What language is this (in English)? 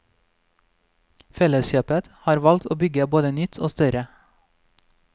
Norwegian